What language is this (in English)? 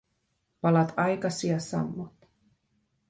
Finnish